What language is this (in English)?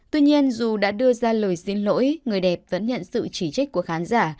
Vietnamese